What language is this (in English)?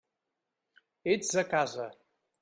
Catalan